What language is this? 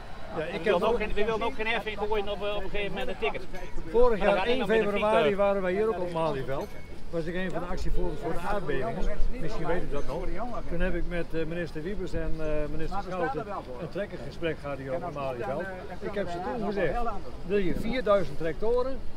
Dutch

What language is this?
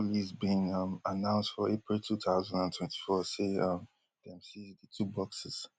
Nigerian Pidgin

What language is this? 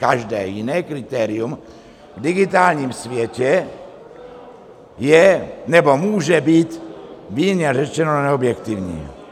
Czech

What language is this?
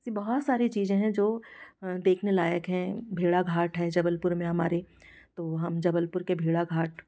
Hindi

